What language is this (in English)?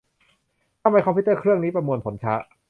Thai